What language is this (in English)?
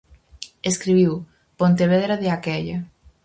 Galician